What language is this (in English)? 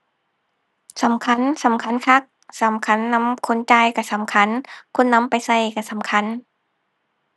Thai